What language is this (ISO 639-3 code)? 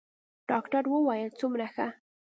pus